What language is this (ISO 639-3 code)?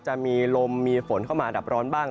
tha